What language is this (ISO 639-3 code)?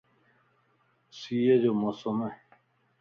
lss